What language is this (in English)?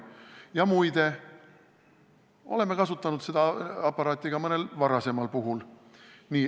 Estonian